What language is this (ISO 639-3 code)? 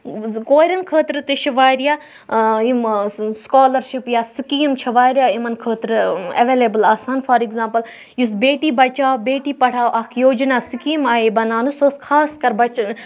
kas